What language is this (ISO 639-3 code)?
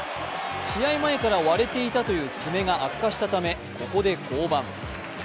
jpn